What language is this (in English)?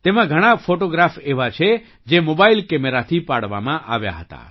Gujarati